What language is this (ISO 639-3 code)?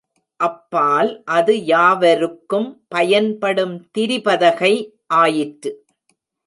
tam